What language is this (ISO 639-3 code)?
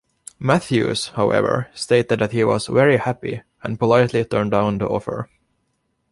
eng